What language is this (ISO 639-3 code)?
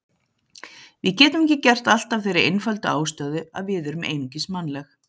isl